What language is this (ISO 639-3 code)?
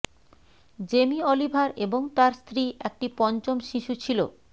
ben